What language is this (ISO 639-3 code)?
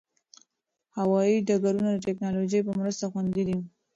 pus